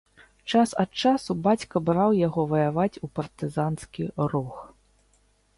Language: Belarusian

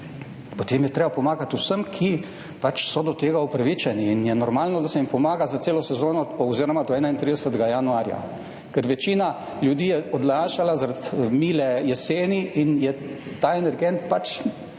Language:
Slovenian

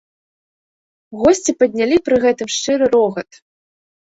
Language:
Belarusian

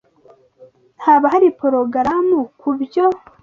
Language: Kinyarwanda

